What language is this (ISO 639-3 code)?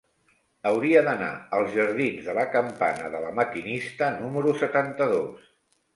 cat